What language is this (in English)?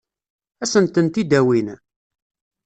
Kabyle